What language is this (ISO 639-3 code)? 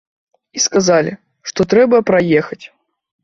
bel